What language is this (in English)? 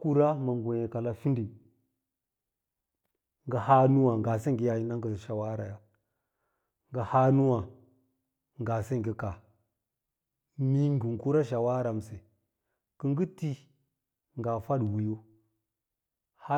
Lala-Roba